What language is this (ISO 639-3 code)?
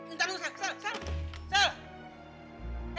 ind